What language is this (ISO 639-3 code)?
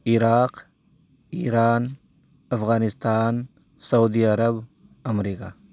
urd